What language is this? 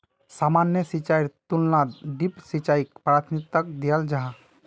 Magahi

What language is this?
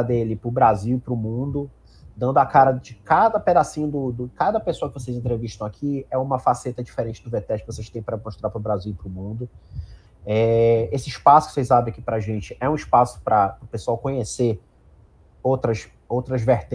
Portuguese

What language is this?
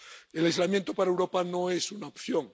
Spanish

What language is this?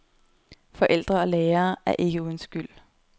Danish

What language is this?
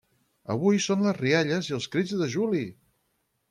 Catalan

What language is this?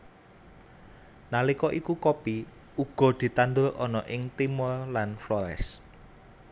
Javanese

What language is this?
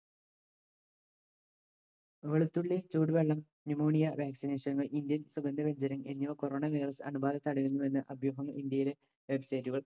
Malayalam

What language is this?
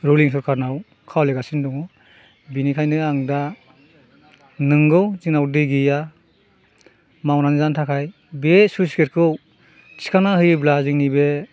Bodo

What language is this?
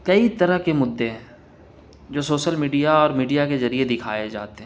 Urdu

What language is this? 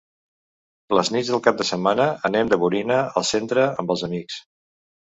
Catalan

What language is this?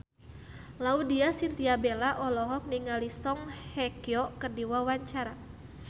Sundanese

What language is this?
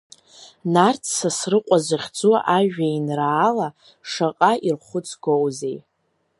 Abkhazian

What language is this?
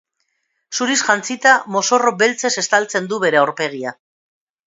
Basque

